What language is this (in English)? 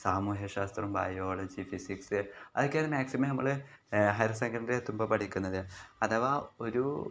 Malayalam